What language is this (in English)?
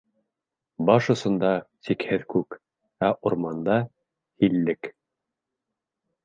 Bashkir